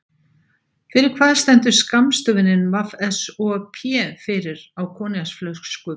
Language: Icelandic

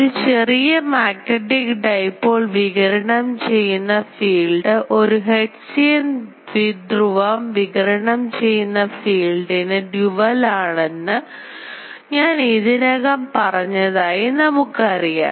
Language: Malayalam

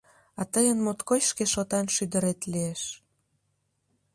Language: Mari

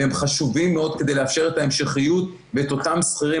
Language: Hebrew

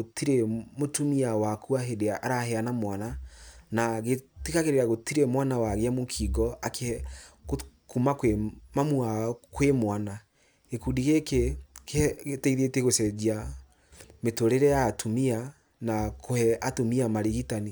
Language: Kikuyu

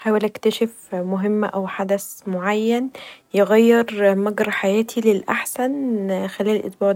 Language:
Egyptian Arabic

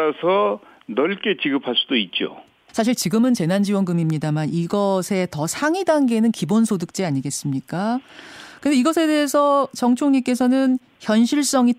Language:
Korean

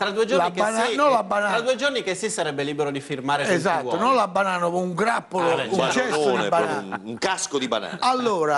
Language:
Italian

